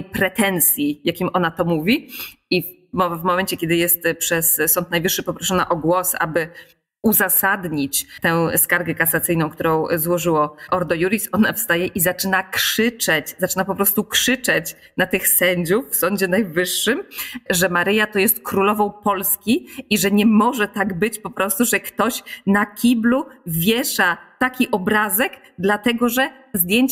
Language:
Polish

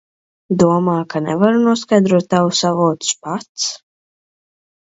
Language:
Latvian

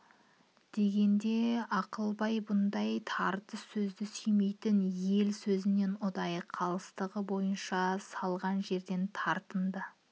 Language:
Kazakh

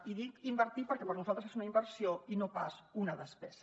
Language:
Catalan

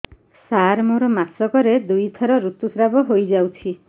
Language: Odia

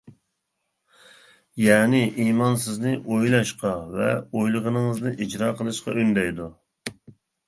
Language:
Uyghur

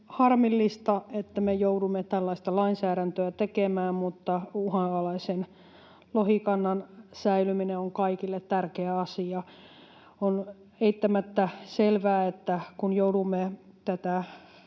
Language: Finnish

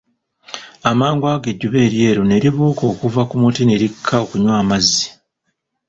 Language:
Ganda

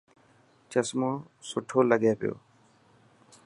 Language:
Dhatki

